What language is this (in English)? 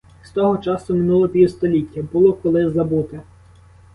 Ukrainian